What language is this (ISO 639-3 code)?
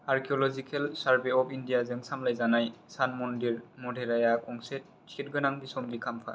brx